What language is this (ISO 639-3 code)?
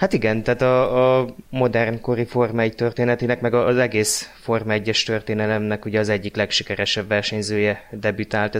hun